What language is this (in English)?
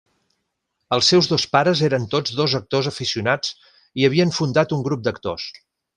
Catalan